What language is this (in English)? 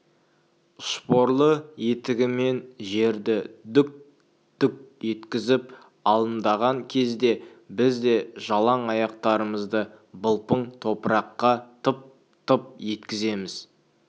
Kazakh